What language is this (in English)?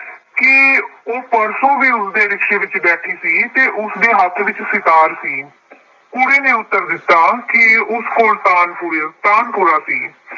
Punjabi